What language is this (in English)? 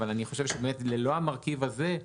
Hebrew